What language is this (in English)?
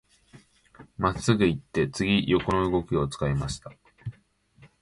Japanese